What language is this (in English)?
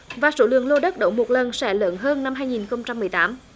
Vietnamese